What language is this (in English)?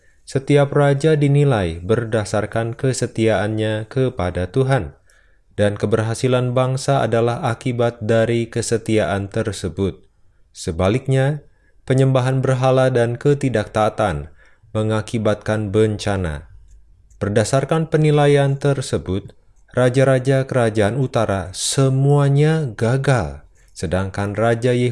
Indonesian